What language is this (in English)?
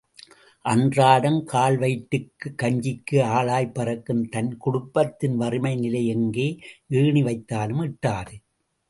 Tamil